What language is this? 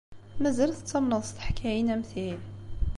Kabyle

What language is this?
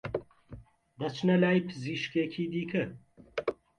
Central Kurdish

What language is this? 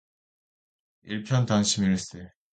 Korean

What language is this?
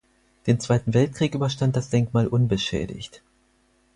German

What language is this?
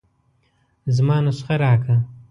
Pashto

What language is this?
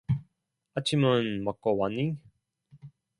Korean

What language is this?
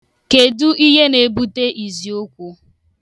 Igbo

